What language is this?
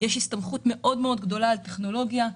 Hebrew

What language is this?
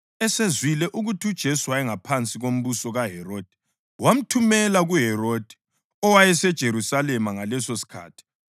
North Ndebele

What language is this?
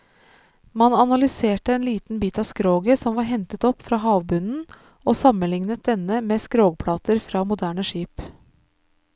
Norwegian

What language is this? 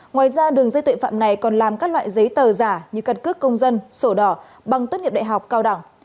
Vietnamese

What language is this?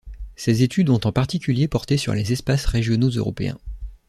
French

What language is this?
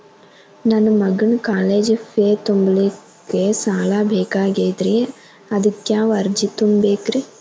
Kannada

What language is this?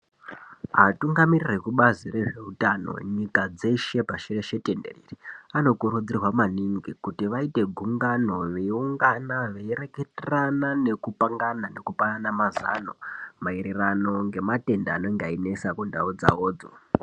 Ndau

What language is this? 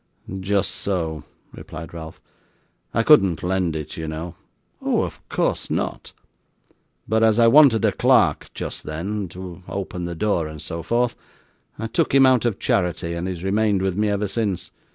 English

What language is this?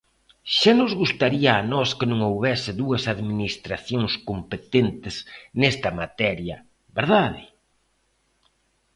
Galician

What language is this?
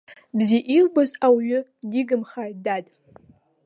Abkhazian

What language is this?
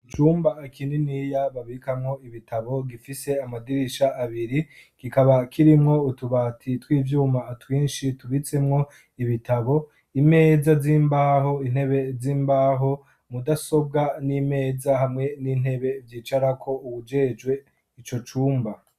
Rundi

